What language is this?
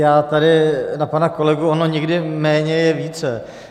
Czech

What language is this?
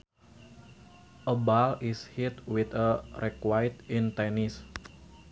Sundanese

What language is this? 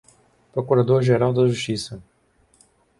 Portuguese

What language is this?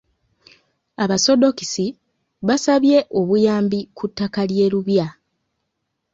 Ganda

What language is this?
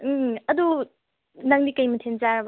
Manipuri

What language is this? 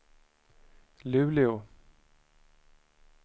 Swedish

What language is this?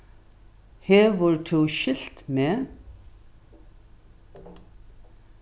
Faroese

